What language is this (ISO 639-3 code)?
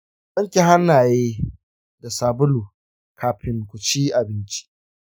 hau